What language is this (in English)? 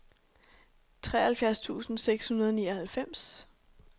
Danish